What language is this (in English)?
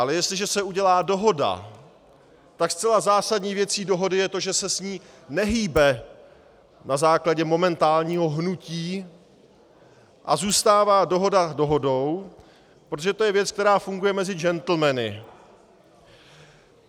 Czech